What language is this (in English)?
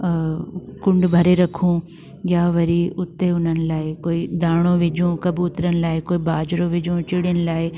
Sindhi